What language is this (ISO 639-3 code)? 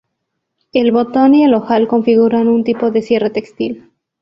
spa